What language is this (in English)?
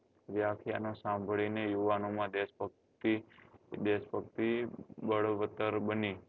Gujarati